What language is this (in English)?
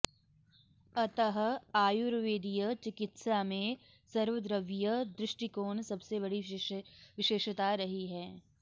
Sanskrit